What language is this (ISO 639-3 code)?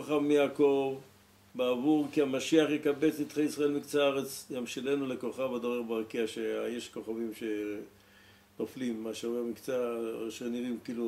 heb